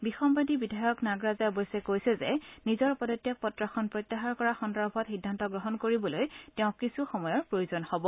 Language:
Assamese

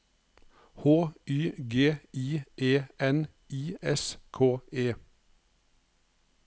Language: Norwegian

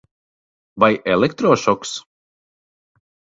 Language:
Latvian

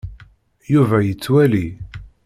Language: Kabyle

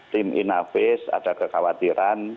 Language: Indonesian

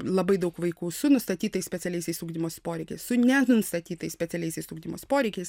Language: Lithuanian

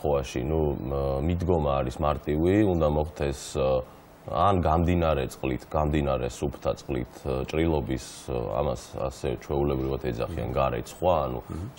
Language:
Romanian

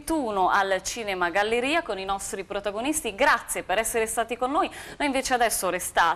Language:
Italian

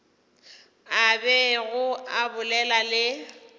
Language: Northern Sotho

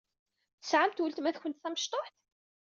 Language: Kabyle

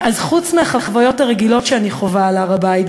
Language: Hebrew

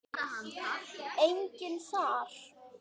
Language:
Icelandic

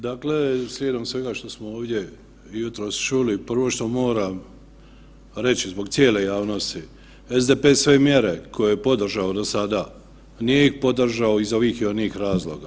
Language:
Croatian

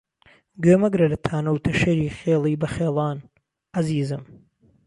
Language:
Central Kurdish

